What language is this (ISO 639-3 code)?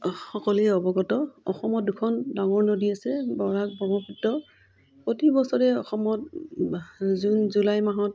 asm